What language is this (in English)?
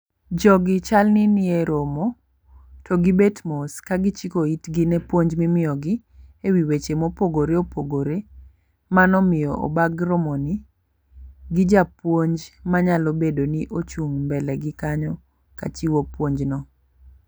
Luo (Kenya and Tanzania)